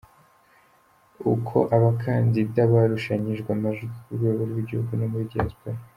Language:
Kinyarwanda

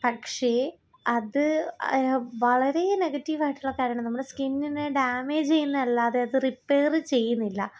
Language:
Malayalam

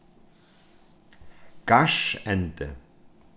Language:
Faroese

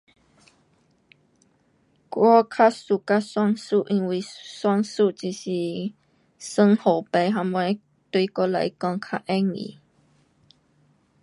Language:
Pu-Xian Chinese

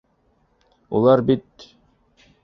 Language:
Bashkir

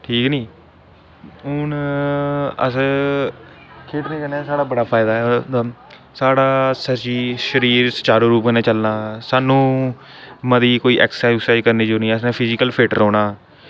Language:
Dogri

